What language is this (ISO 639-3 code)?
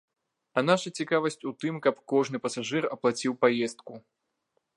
bel